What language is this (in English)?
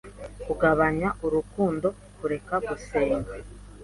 Kinyarwanda